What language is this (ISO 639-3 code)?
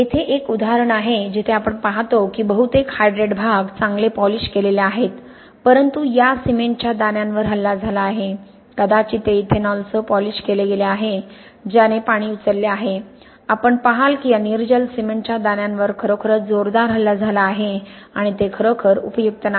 mar